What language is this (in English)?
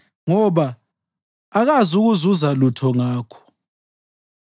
North Ndebele